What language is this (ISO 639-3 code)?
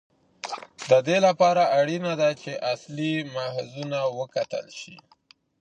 pus